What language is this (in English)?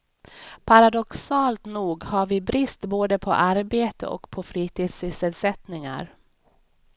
Swedish